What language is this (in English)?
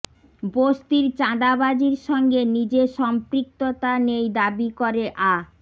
Bangla